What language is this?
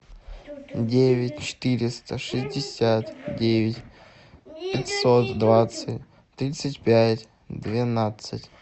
Russian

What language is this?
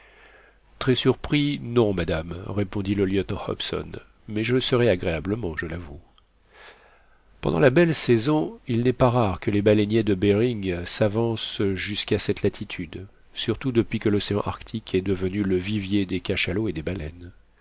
French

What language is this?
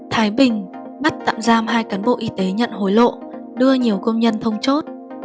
Vietnamese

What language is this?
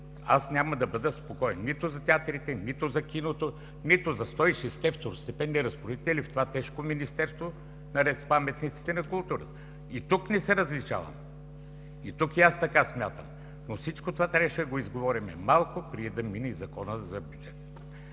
Bulgarian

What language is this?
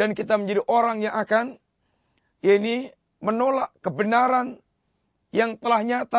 Malay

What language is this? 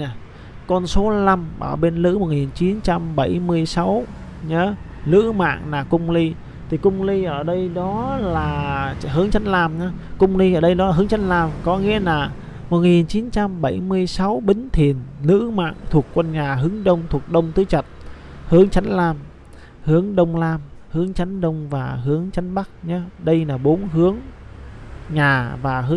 Vietnamese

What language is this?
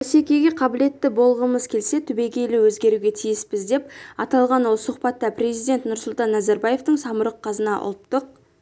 Kazakh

